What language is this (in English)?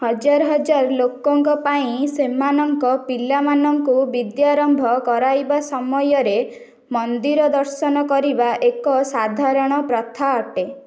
Odia